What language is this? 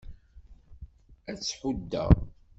Kabyle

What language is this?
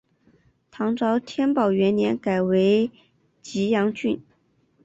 Chinese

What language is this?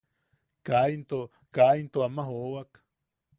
Yaqui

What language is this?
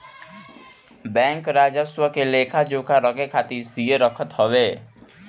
Bhojpuri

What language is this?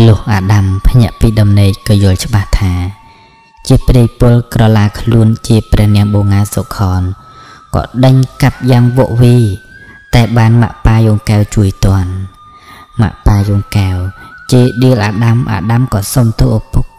Thai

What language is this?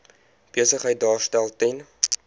Afrikaans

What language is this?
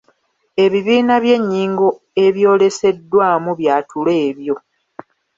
Ganda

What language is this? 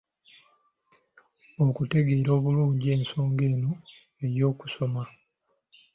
Ganda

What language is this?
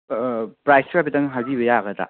Manipuri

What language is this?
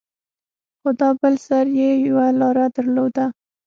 Pashto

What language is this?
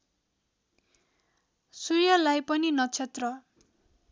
Nepali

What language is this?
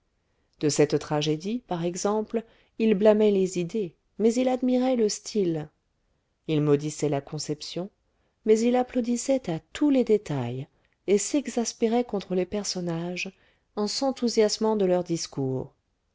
French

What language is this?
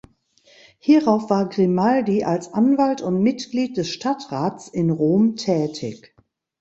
German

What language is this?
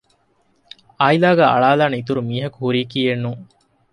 Divehi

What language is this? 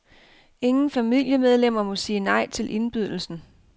Danish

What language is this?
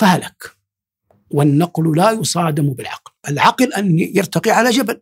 Arabic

